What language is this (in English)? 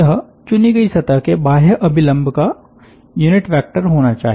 Hindi